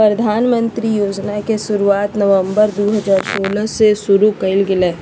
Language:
Magahi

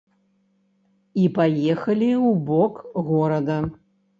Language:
Belarusian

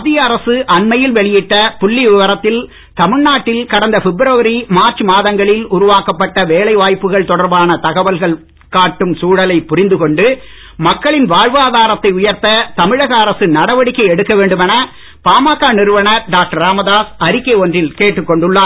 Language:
Tamil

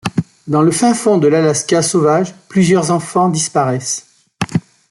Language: French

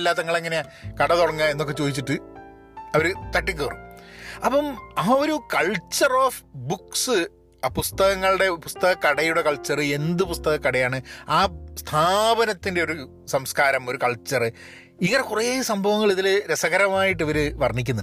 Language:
Malayalam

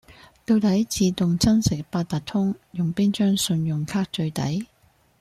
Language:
Cantonese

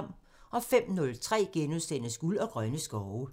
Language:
Danish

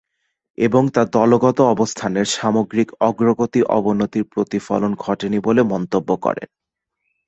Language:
Bangla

